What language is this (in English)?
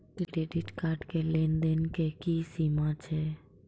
Maithili